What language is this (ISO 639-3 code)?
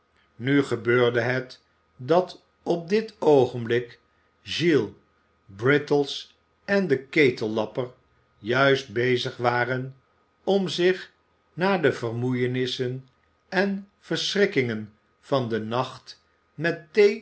nld